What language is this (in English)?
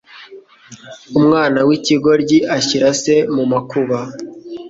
Kinyarwanda